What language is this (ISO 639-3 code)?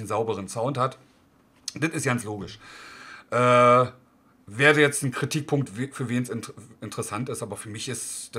deu